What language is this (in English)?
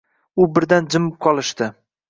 Uzbek